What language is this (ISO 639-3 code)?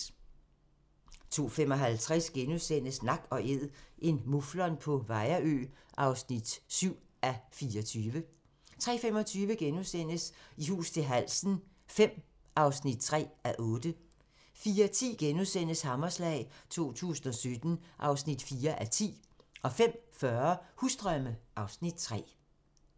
dan